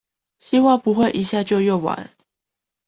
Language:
Chinese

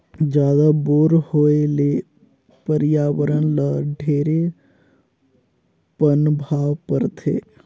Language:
Chhattisgarhi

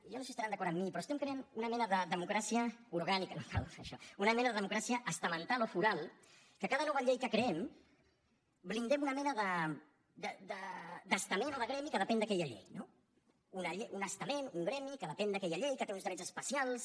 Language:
Catalan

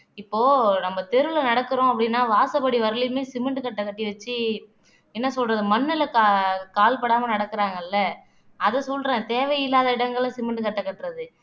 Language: Tamil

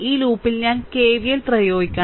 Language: Malayalam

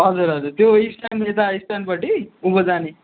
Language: Nepali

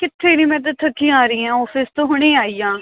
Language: Punjabi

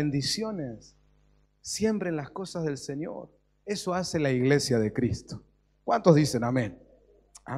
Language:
Spanish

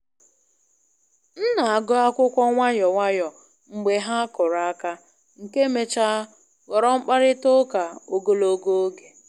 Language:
Igbo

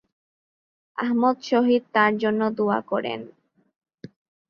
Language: Bangla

